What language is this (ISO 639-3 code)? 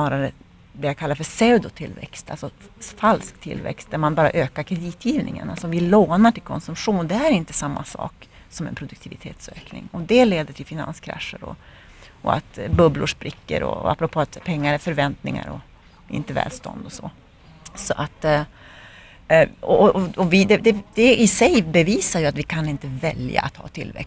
swe